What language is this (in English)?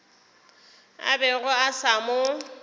Northern Sotho